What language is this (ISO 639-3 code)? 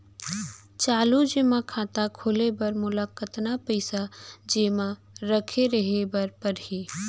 hne